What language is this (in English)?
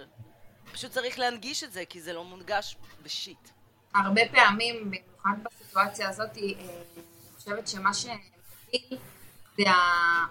Hebrew